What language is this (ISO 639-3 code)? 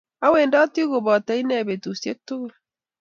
kln